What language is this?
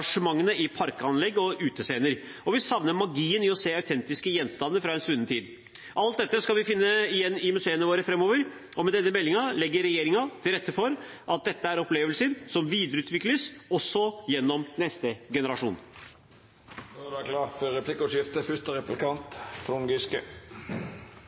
Norwegian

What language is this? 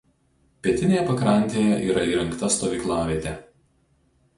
Lithuanian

